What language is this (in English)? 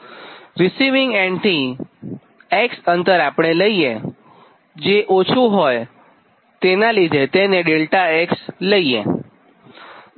Gujarati